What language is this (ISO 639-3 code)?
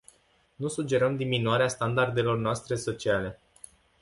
ron